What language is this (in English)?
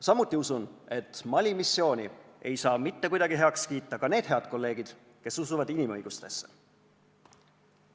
Estonian